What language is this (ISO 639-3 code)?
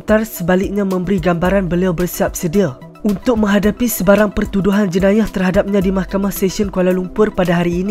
msa